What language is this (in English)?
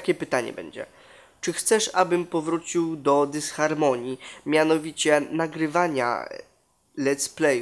Polish